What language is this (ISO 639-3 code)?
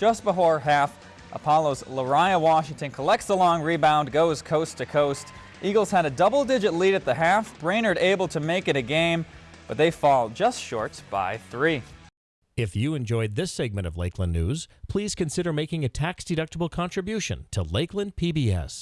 eng